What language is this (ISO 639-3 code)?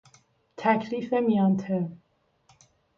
fas